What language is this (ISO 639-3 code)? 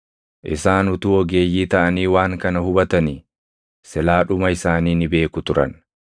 orm